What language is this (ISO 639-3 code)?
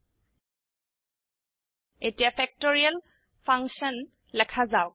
asm